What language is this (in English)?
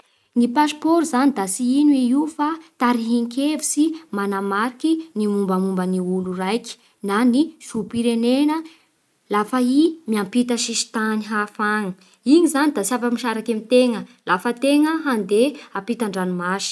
Bara Malagasy